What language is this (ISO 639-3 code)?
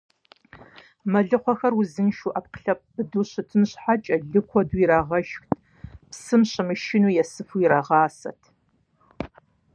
kbd